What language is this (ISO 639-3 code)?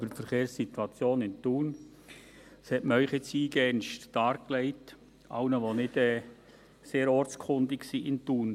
gsw